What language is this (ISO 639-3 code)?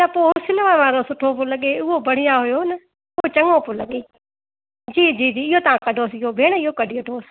snd